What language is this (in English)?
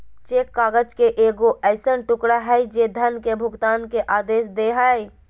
Magahi